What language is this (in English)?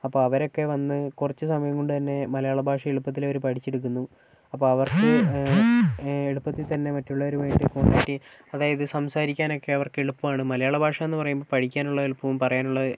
Malayalam